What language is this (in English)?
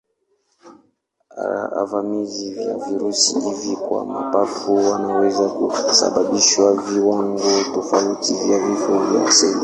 Swahili